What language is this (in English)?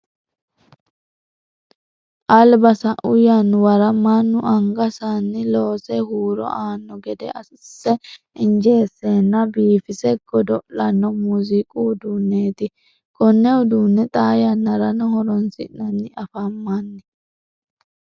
Sidamo